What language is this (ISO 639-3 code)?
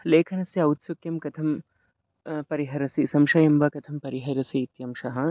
san